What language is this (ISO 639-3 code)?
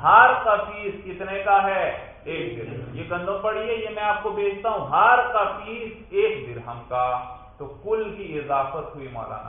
urd